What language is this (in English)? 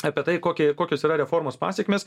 Lithuanian